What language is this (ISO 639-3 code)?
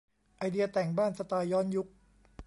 tha